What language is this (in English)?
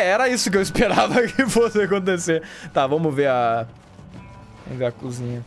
Portuguese